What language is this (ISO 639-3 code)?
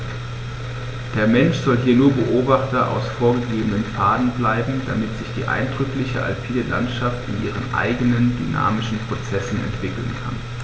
deu